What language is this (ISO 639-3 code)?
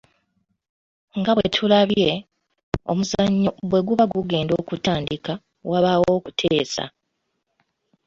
lug